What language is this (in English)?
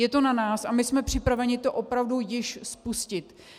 Czech